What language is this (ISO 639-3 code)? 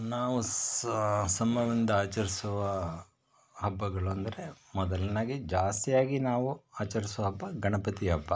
kan